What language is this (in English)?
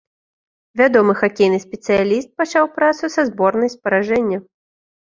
Belarusian